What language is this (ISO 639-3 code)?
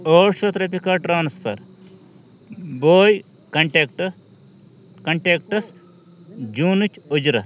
kas